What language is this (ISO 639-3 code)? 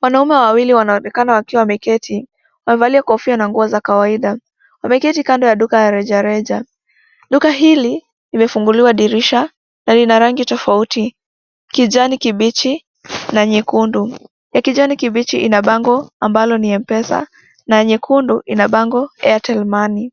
swa